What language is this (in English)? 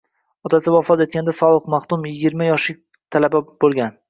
Uzbek